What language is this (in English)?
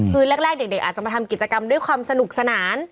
Thai